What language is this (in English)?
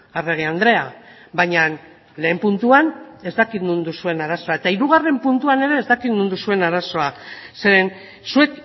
Basque